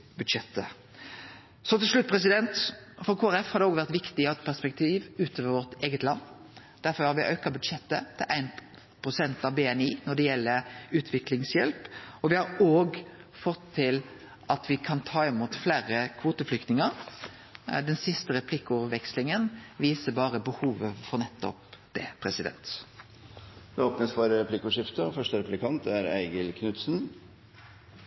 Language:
Norwegian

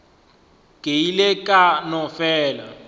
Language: Northern Sotho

